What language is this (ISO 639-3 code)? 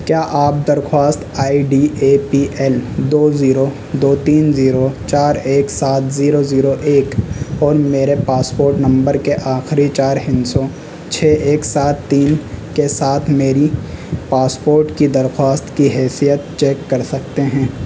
urd